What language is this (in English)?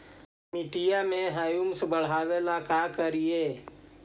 Magahi